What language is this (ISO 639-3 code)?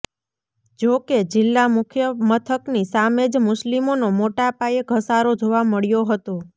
guj